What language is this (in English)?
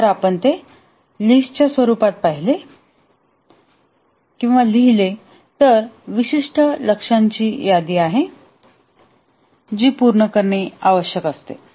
Marathi